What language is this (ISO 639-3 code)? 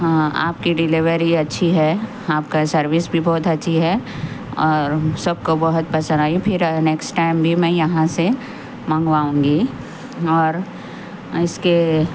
urd